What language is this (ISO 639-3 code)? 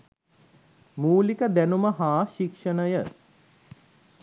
sin